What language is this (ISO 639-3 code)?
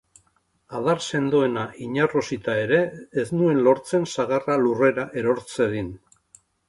eus